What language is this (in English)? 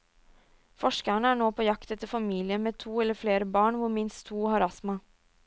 Norwegian